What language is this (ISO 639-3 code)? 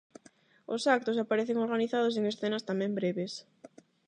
glg